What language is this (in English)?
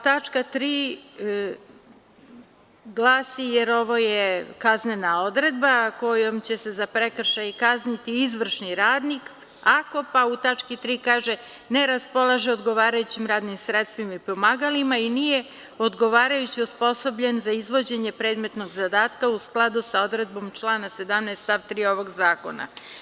Serbian